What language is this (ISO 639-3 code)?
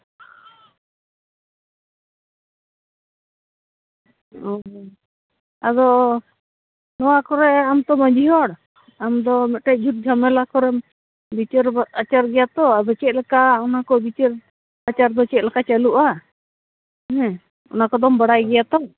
sat